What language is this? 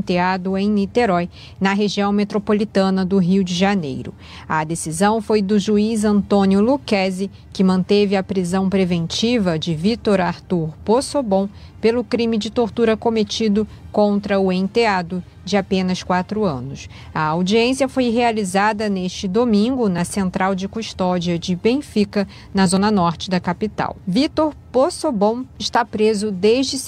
Portuguese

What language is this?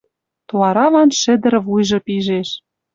Western Mari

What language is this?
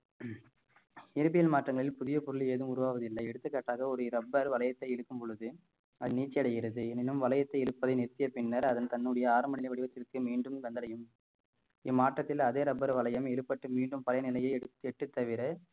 Tamil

